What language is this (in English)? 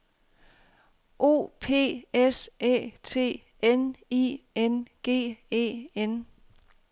Danish